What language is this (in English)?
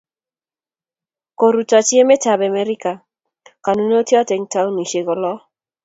Kalenjin